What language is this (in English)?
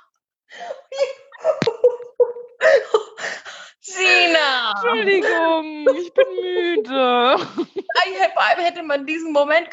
German